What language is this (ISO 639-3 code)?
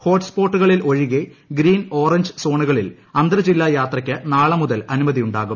mal